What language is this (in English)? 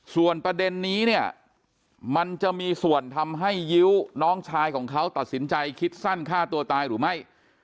Thai